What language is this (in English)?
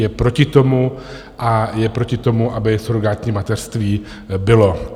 Czech